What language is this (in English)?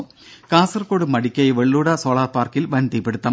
Malayalam